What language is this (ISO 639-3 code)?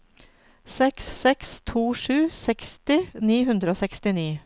nor